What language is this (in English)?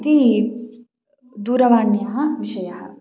Sanskrit